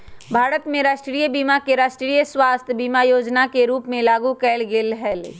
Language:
Magahi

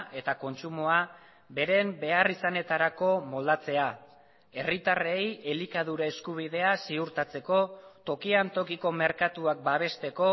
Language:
Basque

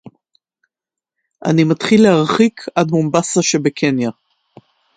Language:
Hebrew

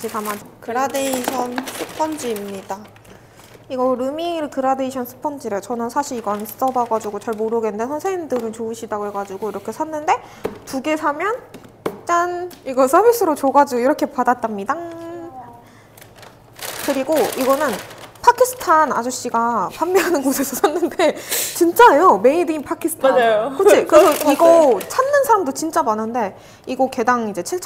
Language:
Korean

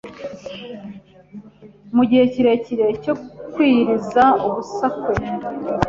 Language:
Kinyarwanda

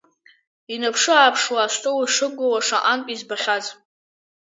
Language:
Abkhazian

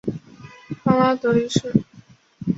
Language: Chinese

